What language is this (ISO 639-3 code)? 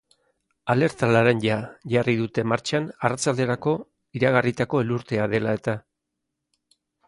eus